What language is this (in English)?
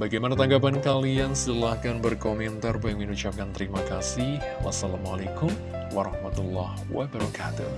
Indonesian